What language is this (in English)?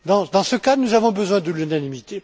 French